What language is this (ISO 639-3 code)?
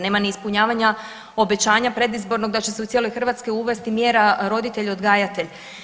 hrv